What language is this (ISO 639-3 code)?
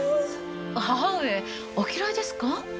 jpn